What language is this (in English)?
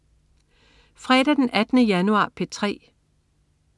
Danish